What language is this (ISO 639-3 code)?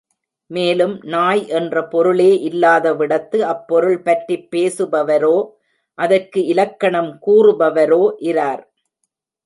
tam